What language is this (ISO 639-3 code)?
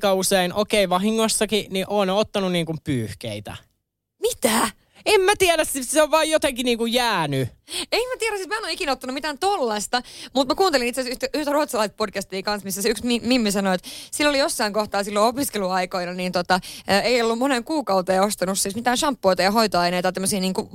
fin